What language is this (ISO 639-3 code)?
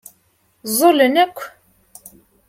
kab